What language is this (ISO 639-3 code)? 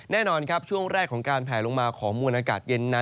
tha